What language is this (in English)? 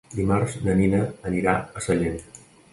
Catalan